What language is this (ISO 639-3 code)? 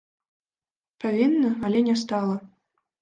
bel